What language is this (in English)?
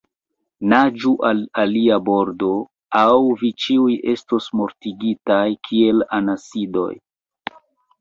Esperanto